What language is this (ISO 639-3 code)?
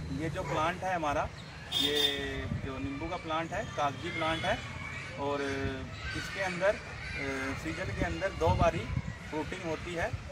hin